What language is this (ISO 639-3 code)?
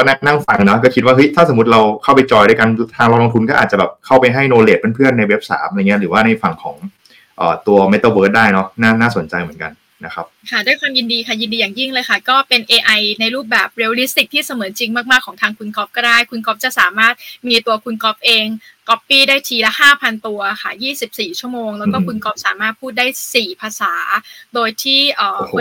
tha